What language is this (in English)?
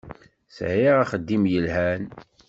Kabyle